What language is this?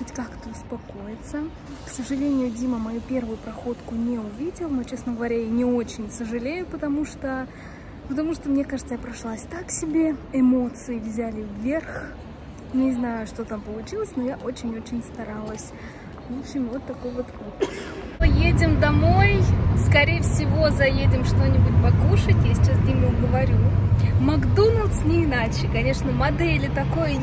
Russian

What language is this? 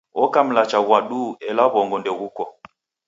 Taita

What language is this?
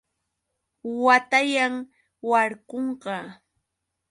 Yauyos Quechua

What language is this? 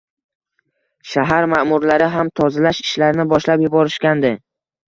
Uzbek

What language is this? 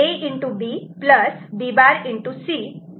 Marathi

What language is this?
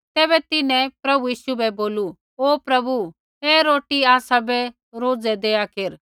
Kullu Pahari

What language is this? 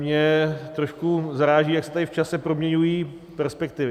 Czech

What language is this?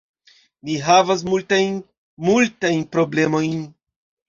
Esperanto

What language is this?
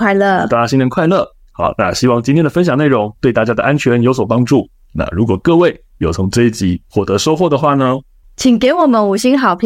Chinese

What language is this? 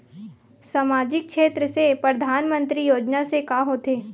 Chhattisgarhi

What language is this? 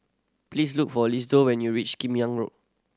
English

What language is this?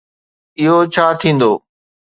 Sindhi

